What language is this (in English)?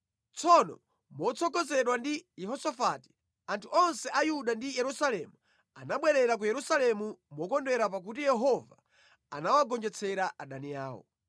Nyanja